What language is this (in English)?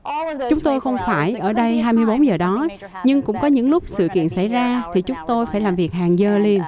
Vietnamese